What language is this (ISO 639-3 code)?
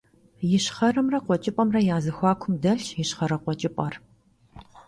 kbd